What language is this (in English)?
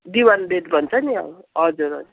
Nepali